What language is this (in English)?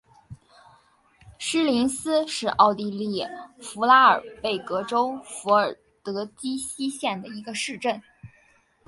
Chinese